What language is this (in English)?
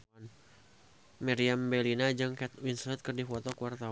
Sundanese